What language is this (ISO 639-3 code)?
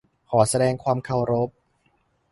tha